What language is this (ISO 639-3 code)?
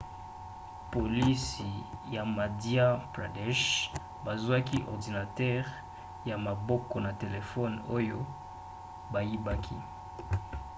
lin